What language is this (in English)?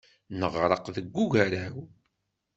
Kabyle